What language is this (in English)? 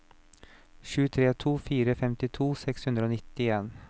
Norwegian